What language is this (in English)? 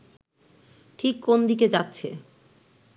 Bangla